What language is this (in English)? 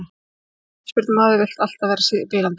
Icelandic